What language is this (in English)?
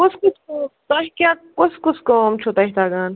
Kashmiri